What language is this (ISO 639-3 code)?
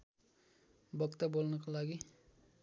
nep